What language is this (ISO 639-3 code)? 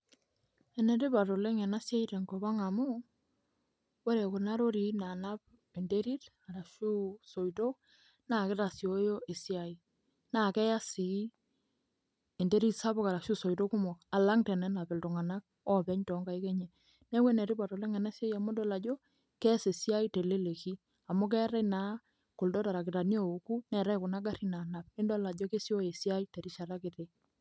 mas